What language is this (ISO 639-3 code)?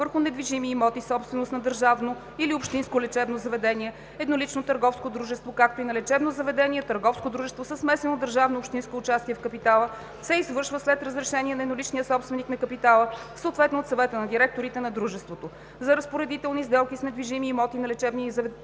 bul